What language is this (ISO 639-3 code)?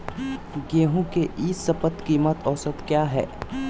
mag